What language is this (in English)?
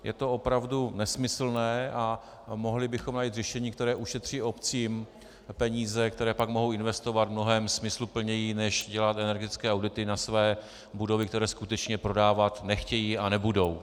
Czech